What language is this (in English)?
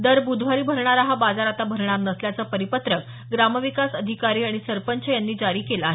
Marathi